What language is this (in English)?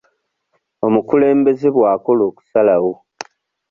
Ganda